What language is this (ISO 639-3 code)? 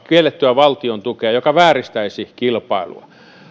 fin